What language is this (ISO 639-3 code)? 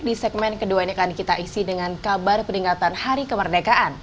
ind